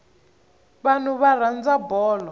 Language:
Tsonga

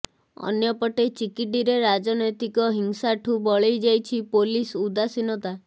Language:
Odia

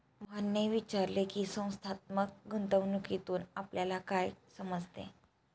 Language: Marathi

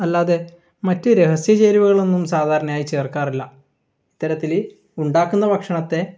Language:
Malayalam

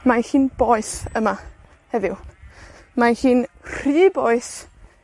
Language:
Welsh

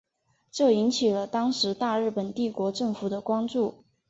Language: Chinese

